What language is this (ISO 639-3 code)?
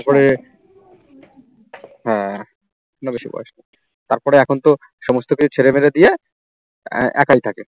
ben